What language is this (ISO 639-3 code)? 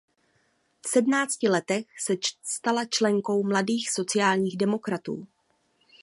ces